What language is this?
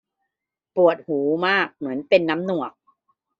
Thai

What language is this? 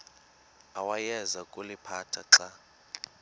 Xhosa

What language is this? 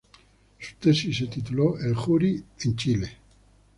Spanish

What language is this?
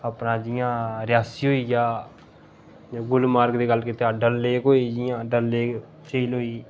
Dogri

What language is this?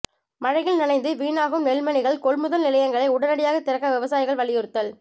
Tamil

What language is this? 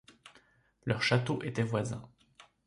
French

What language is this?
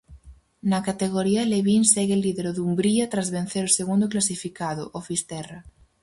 Galician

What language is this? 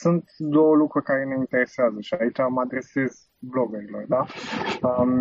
Romanian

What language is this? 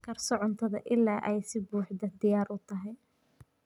Somali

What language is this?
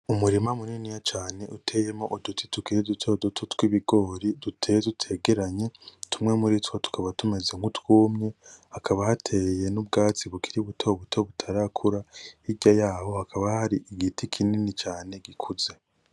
Rundi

